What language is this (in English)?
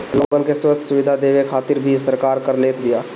Bhojpuri